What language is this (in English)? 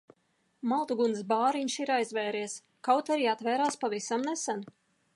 Latvian